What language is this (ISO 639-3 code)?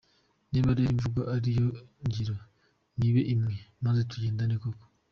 kin